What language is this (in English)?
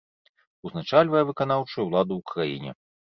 Belarusian